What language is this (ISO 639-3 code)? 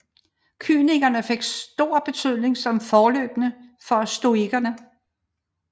dan